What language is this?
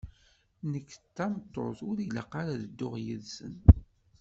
Kabyle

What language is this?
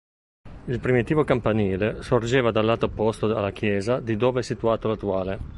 Italian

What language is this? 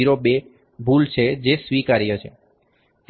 Gujarati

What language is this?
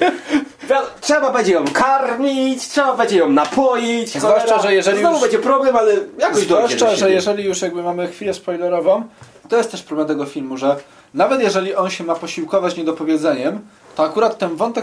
Polish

